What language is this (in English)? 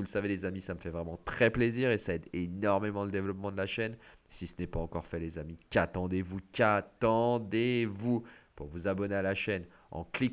French